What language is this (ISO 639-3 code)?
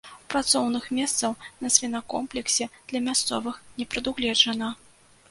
bel